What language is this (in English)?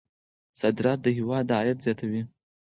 Pashto